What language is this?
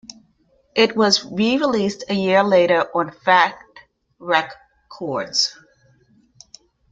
English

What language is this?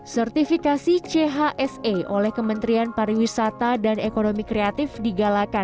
Indonesian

